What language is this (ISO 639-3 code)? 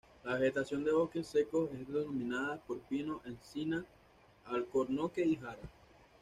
spa